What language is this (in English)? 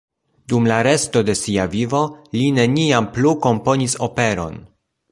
Esperanto